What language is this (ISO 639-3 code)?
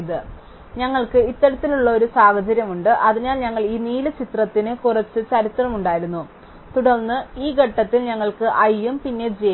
mal